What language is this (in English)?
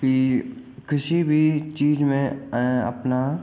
Hindi